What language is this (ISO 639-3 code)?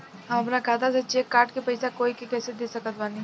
bho